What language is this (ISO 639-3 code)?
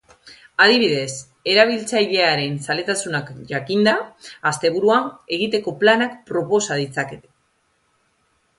eus